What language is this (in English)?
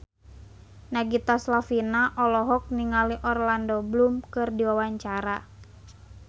Sundanese